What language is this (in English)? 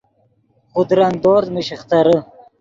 Yidgha